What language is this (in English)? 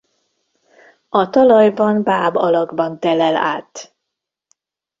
Hungarian